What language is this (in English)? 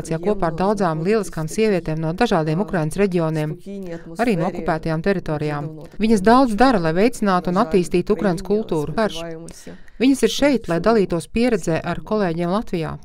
Latvian